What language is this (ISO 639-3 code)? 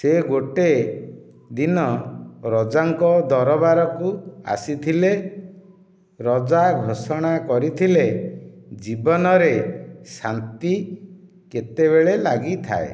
ori